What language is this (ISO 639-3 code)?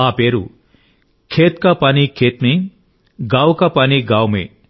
tel